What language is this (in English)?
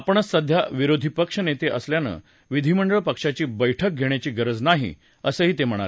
Marathi